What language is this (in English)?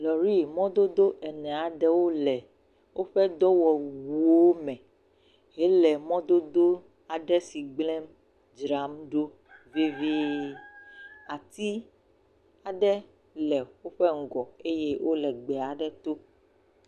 Ewe